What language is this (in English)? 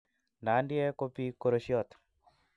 Kalenjin